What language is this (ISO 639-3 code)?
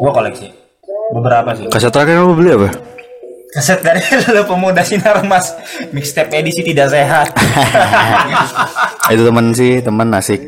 ind